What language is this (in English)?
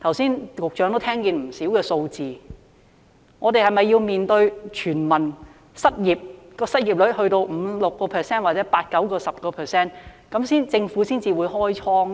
Cantonese